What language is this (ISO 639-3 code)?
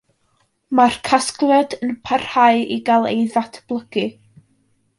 cym